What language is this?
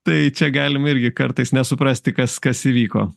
Lithuanian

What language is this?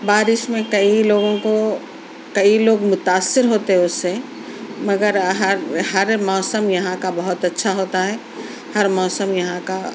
Urdu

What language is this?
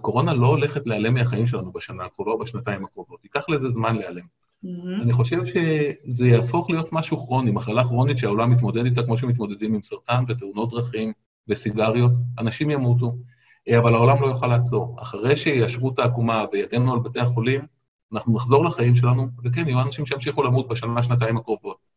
Hebrew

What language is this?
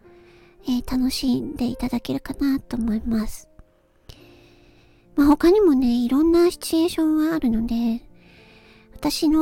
Japanese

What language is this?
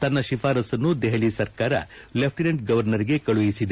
Kannada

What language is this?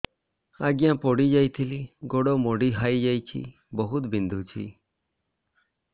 Odia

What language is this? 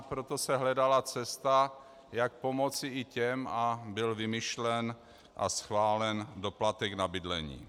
Czech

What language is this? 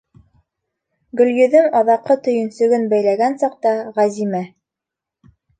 Bashkir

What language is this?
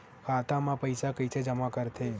Chhattisgarhi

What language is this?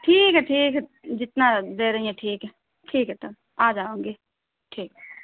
Urdu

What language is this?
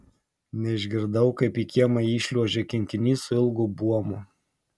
Lithuanian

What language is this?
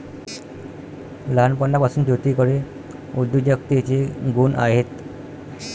Marathi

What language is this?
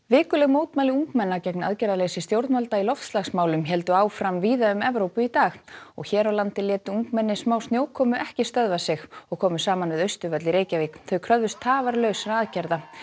Icelandic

